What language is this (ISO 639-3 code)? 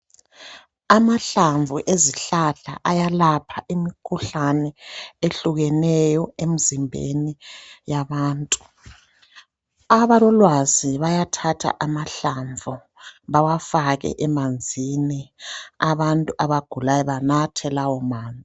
nde